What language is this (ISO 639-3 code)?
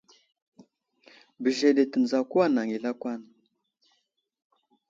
udl